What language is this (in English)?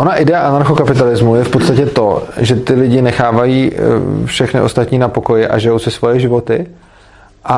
Czech